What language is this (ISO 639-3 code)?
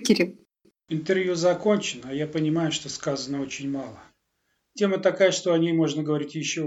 rus